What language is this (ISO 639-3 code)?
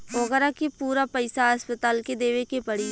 bho